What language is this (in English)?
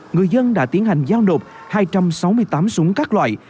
Vietnamese